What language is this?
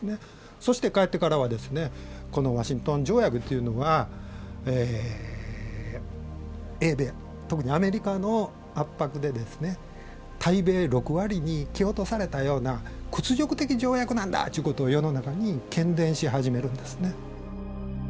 Japanese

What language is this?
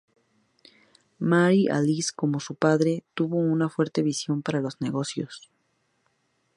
Spanish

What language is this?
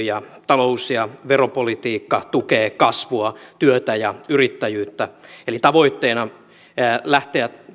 Finnish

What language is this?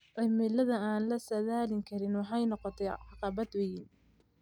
Somali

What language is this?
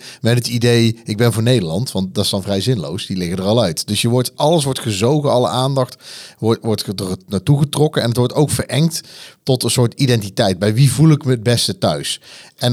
Dutch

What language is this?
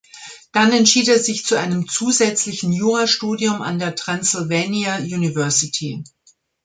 German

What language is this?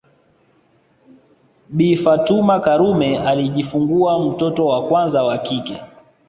Swahili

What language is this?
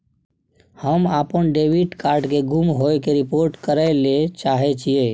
Maithili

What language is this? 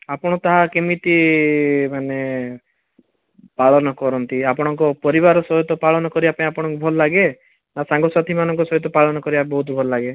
Odia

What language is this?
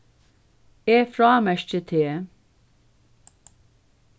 Faroese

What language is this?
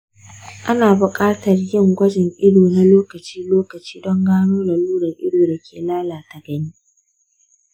Hausa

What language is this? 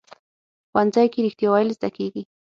Pashto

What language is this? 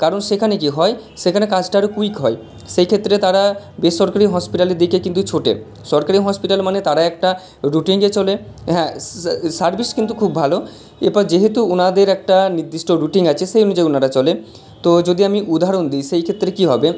Bangla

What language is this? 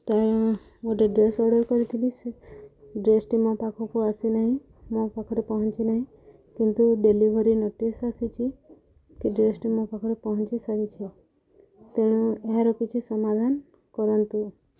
Odia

